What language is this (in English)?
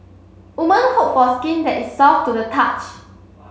English